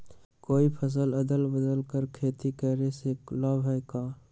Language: Magahi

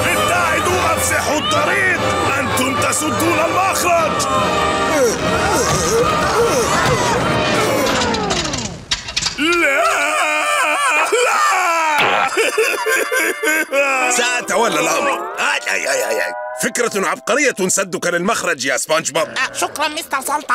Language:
Arabic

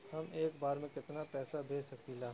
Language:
Bhojpuri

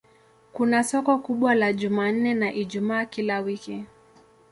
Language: Swahili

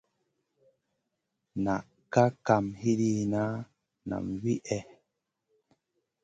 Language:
Masana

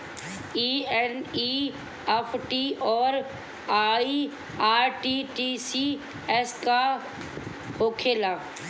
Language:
Bhojpuri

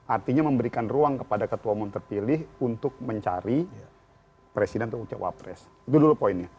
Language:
Indonesian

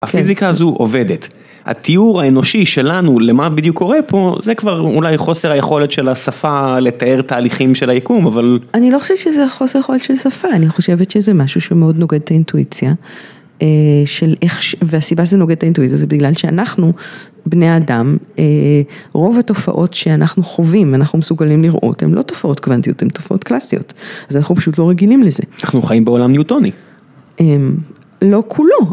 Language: Hebrew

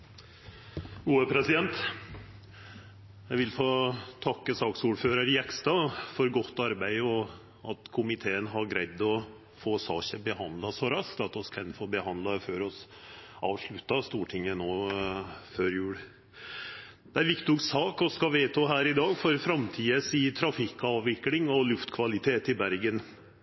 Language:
Norwegian Nynorsk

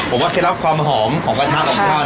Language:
Thai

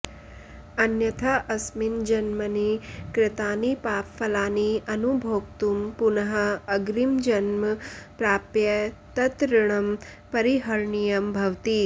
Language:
Sanskrit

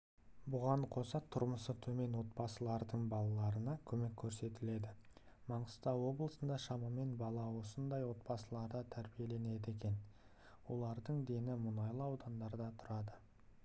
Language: Kazakh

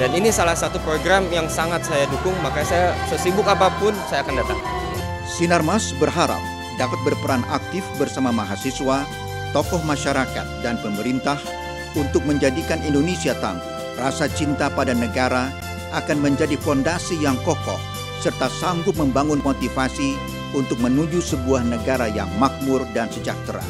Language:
Indonesian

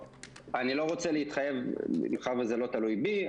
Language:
Hebrew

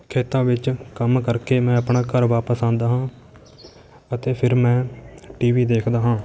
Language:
Punjabi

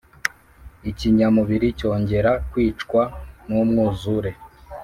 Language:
Kinyarwanda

